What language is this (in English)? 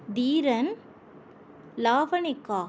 Tamil